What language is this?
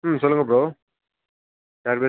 Tamil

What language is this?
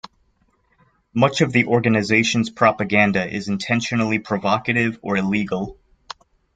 English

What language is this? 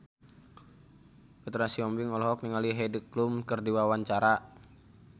Sundanese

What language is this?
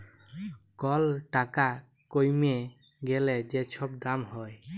Bangla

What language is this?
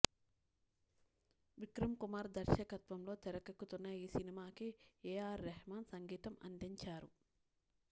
Telugu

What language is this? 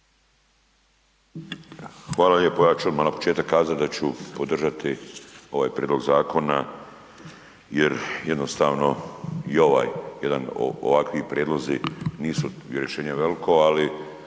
Croatian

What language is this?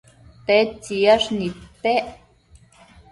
Matsés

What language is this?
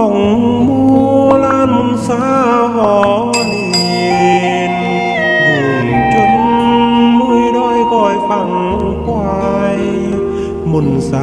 Vietnamese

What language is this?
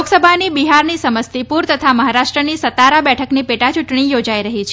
Gujarati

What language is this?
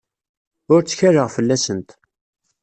Kabyle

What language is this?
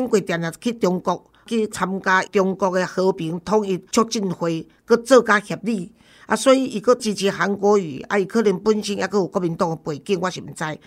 Chinese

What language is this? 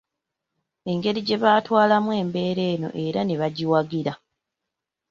Ganda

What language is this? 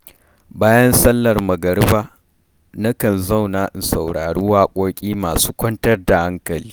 Hausa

